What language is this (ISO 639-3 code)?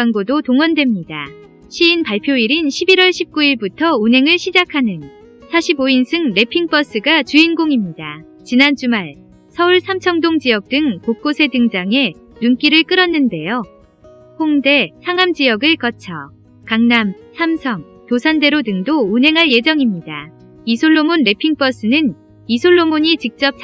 kor